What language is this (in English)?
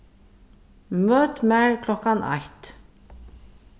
Faroese